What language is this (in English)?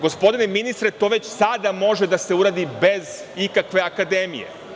Serbian